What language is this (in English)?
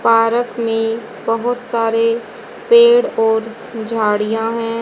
Hindi